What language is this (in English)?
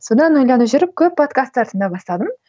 Kazakh